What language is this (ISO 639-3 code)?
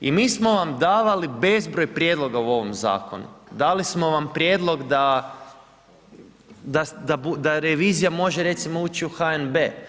hrv